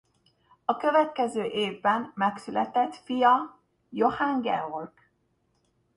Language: Hungarian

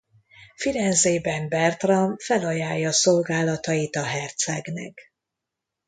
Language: Hungarian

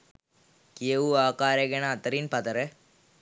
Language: Sinhala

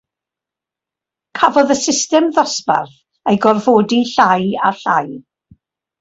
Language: Welsh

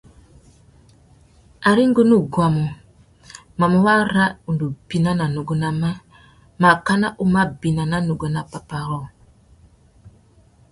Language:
Tuki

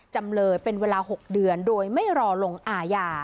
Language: Thai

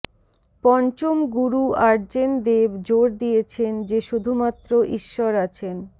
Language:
Bangla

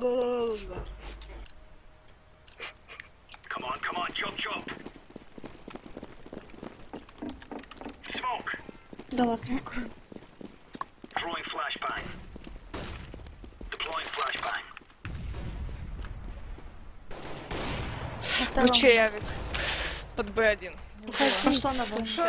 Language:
Russian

